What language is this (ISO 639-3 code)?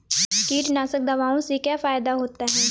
hin